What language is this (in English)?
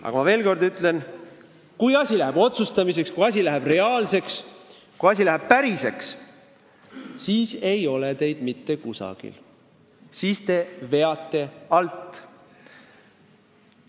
Estonian